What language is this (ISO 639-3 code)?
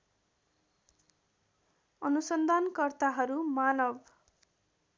nep